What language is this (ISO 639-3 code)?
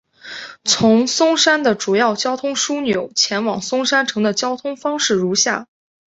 zho